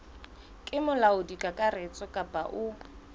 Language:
Southern Sotho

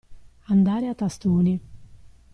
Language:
Italian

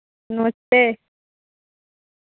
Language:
Dogri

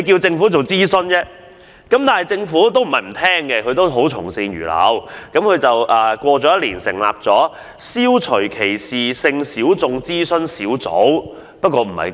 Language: Cantonese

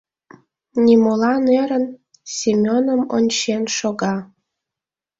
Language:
Mari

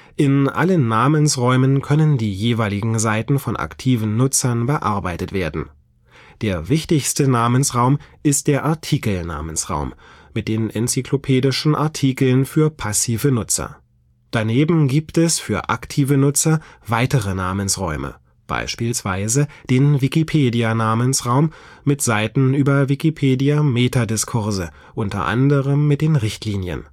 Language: German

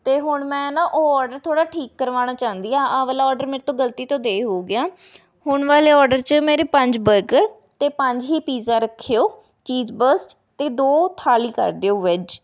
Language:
Punjabi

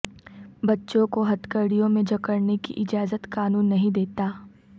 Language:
Urdu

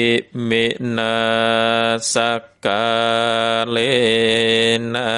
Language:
Thai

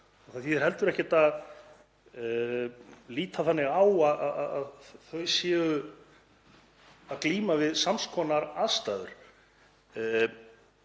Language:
Icelandic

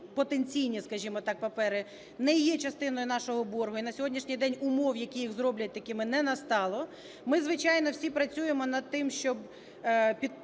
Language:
Ukrainian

